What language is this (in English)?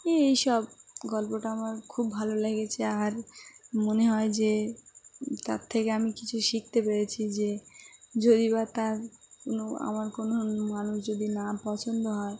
Bangla